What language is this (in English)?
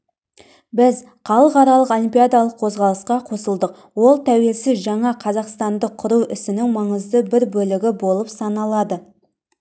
Kazakh